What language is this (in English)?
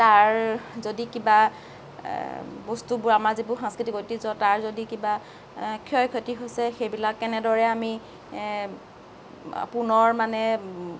Assamese